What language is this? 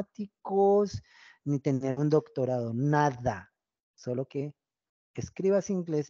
Spanish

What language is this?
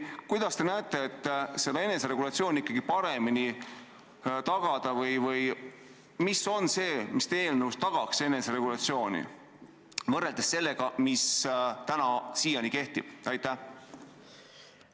Estonian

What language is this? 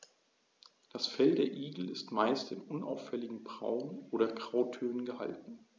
German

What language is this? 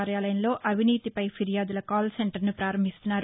Telugu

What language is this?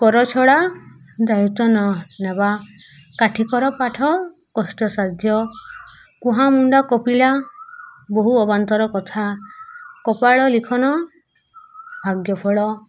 Odia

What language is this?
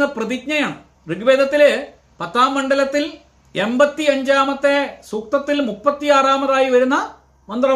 Malayalam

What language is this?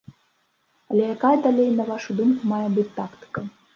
Belarusian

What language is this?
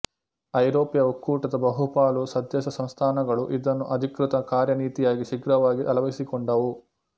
Kannada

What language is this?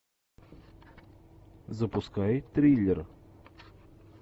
Russian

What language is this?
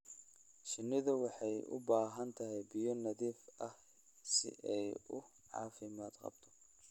Somali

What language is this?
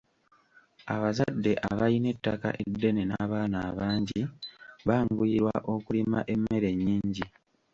Ganda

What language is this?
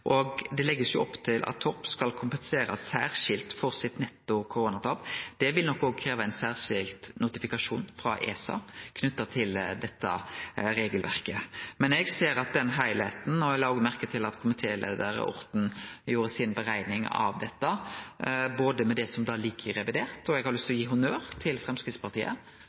Norwegian Nynorsk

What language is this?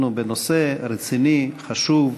Hebrew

